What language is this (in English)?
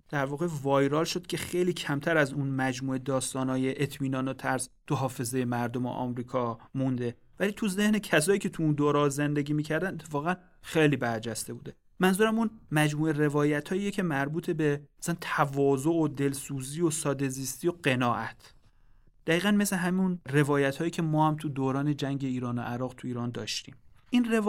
Persian